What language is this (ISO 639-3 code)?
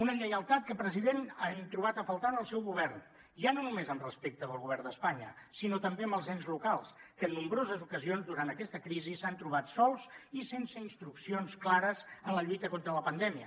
cat